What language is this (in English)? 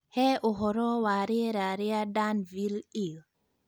Kikuyu